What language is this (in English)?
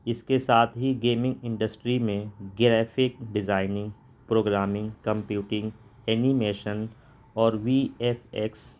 Urdu